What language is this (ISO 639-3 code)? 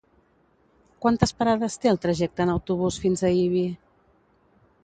cat